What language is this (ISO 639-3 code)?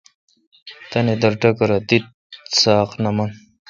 xka